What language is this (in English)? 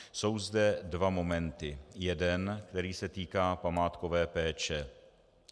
Czech